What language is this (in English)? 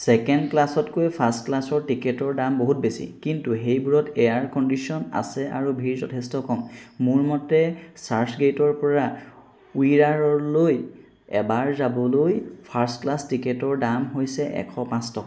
Assamese